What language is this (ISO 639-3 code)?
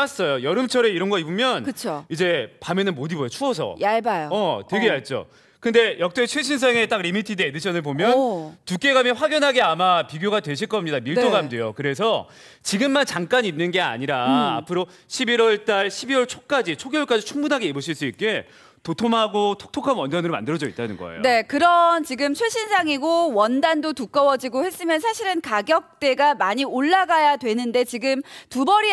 kor